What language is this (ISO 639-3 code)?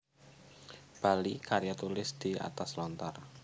jav